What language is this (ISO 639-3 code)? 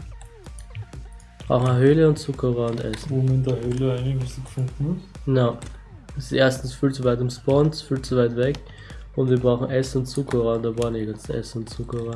deu